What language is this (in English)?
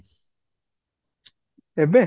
Odia